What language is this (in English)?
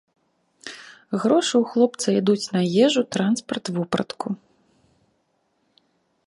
Belarusian